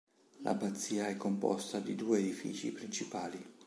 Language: Italian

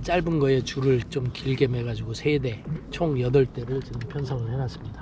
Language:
Korean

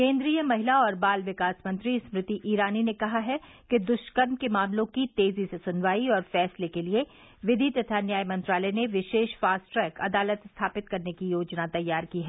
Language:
Hindi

